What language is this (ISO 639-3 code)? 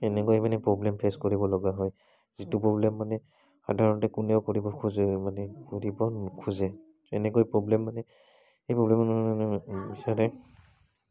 asm